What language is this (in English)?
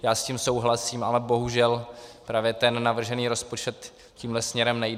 Czech